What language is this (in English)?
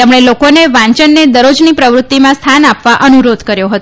Gujarati